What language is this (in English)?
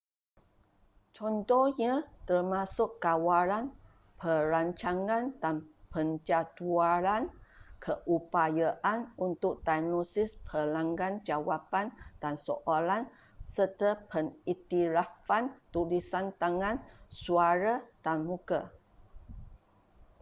Malay